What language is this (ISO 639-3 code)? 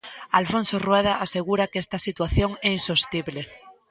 glg